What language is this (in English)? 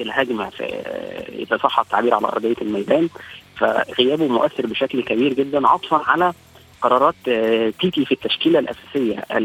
Arabic